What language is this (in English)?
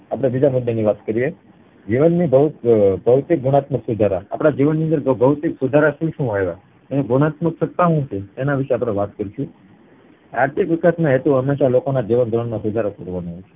Gujarati